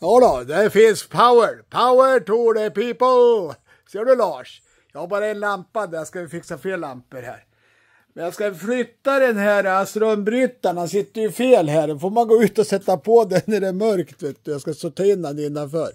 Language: Swedish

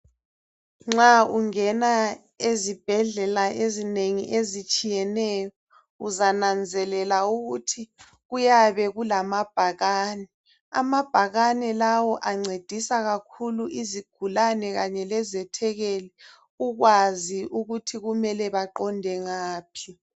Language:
North Ndebele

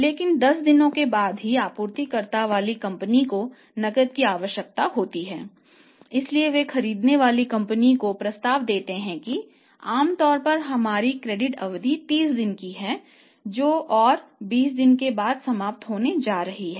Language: Hindi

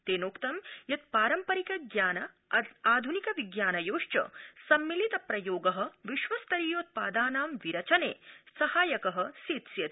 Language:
Sanskrit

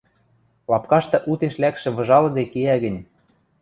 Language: Western Mari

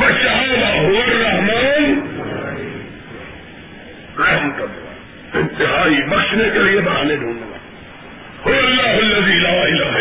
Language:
Urdu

